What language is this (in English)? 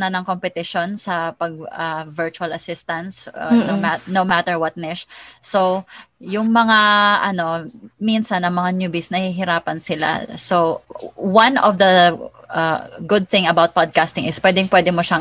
Filipino